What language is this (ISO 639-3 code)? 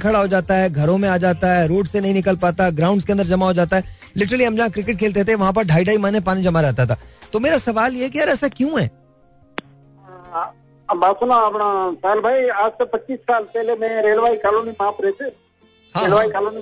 hin